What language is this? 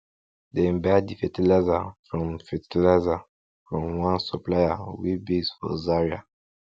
Nigerian Pidgin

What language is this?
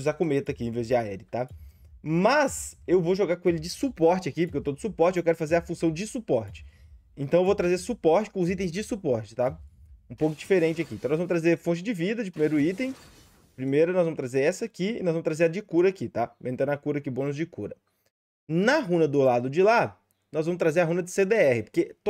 Portuguese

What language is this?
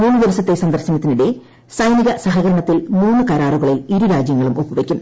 Malayalam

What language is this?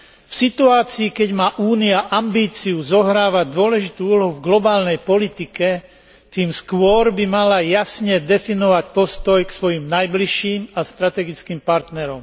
Slovak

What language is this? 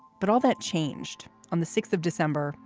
English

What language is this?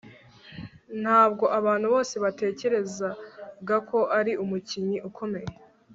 Kinyarwanda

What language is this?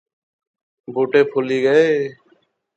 Pahari-Potwari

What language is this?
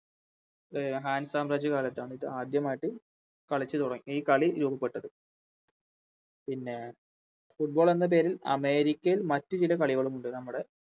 Malayalam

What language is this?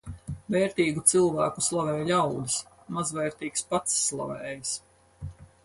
Latvian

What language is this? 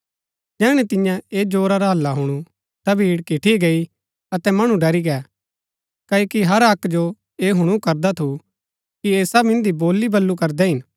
Gaddi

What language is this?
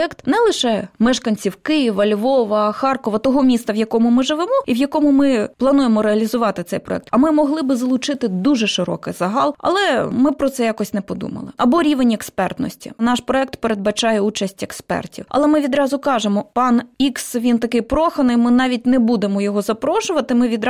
Ukrainian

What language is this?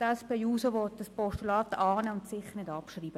Swiss German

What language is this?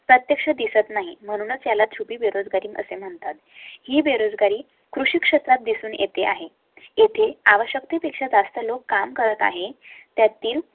Marathi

